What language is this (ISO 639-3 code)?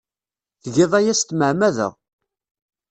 kab